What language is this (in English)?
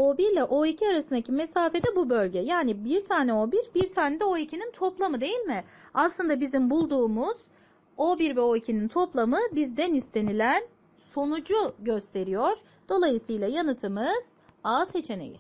Turkish